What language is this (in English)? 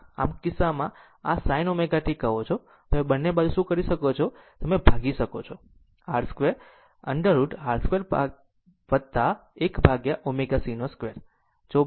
Gujarati